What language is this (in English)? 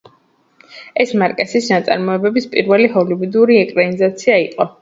Georgian